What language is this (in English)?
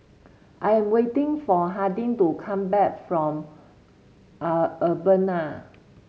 English